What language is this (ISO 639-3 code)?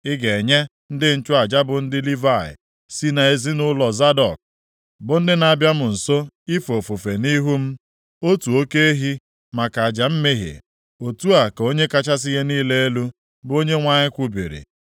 ibo